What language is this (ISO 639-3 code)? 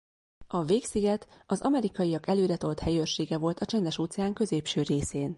hun